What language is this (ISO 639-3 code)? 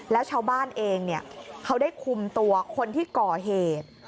tha